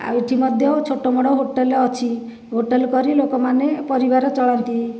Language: Odia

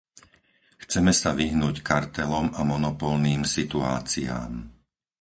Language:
Slovak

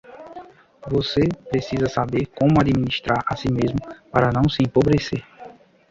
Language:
Portuguese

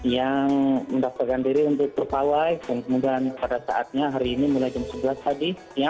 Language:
Indonesian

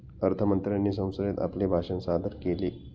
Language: Marathi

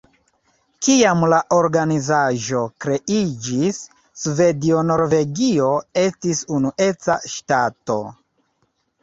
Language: Esperanto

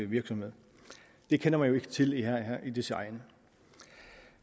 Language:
Danish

